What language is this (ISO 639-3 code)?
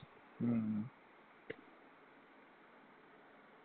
mal